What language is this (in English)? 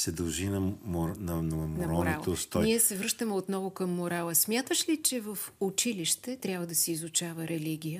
Bulgarian